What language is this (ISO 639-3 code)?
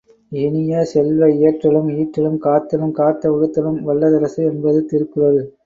tam